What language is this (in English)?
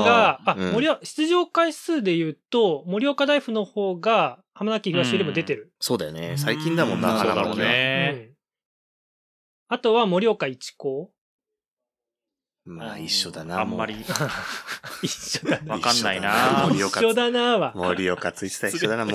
Japanese